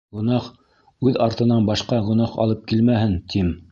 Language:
Bashkir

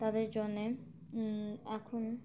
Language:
Bangla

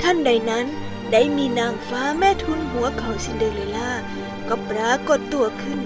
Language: Thai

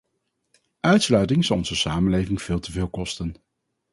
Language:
Dutch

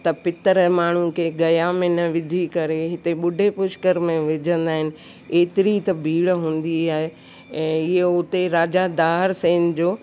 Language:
Sindhi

